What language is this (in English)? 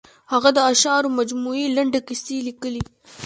Pashto